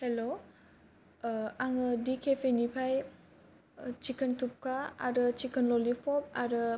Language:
Bodo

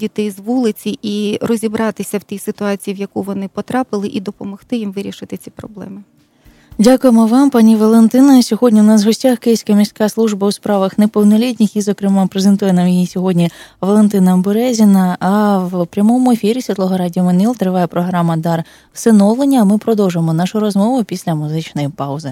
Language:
Ukrainian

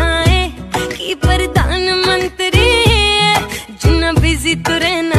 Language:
Hindi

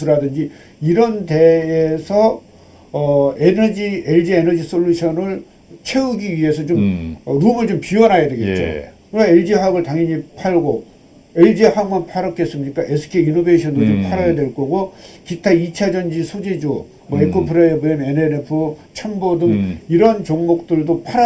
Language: Korean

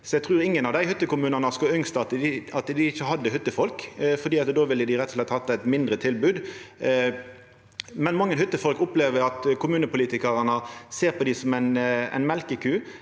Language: Norwegian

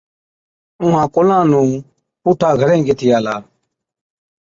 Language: Od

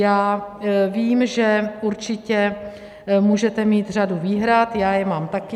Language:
Czech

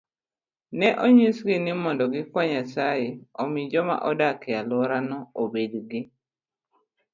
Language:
Luo (Kenya and Tanzania)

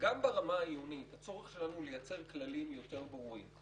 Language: Hebrew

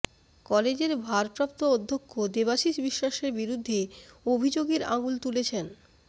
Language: Bangla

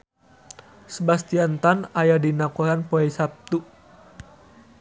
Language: Sundanese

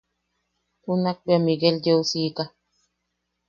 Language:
Yaqui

